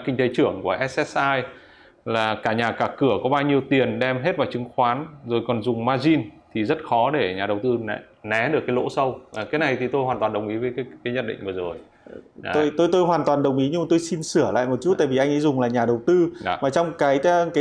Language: Vietnamese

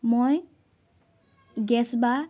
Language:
Assamese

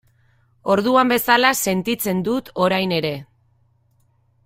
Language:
Basque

